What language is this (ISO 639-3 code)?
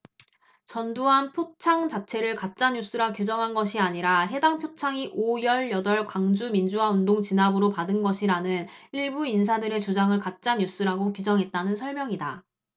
kor